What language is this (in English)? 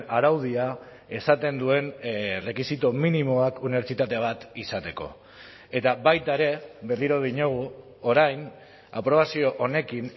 Basque